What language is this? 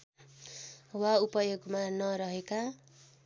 Nepali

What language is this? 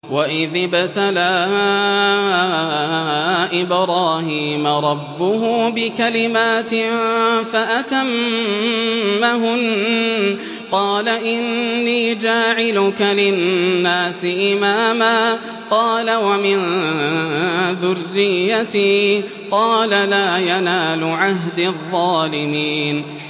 Arabic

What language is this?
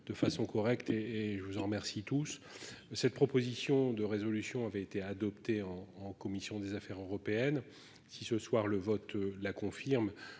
French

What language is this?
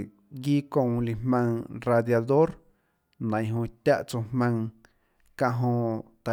Tlacoatzintepec Chinantec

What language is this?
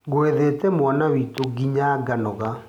Kikuyu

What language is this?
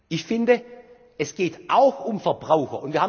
German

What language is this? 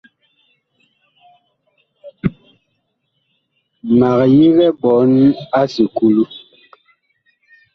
Bakoko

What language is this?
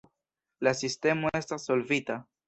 Esperanto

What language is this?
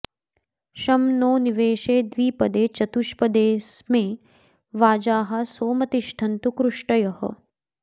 Sanskrit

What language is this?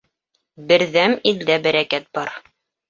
Bashkir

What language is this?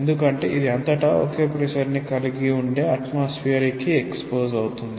Telugu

